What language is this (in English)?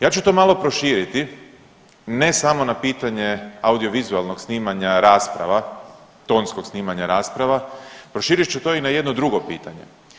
Croatian